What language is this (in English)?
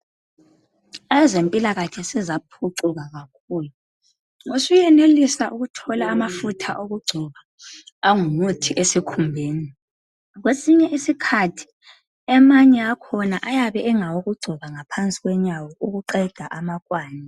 North Ndebele